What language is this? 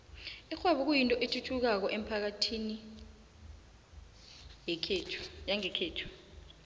South Ndebele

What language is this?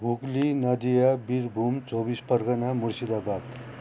Nepali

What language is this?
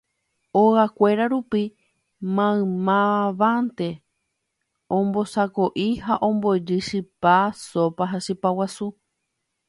Guarani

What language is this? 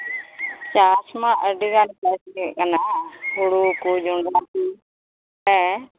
Santali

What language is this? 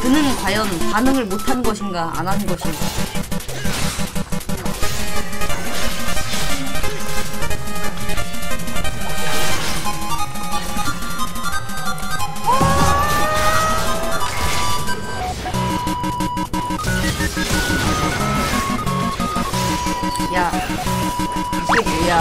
Korean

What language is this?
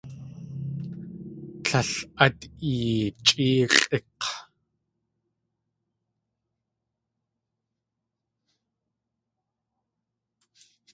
Tlingit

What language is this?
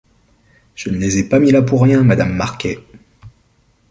French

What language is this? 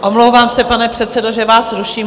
Czech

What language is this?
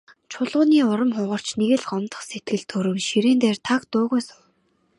Mongolian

